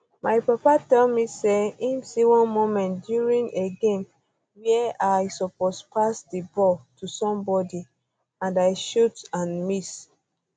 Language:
Nigerian Pidgin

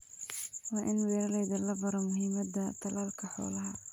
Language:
Somali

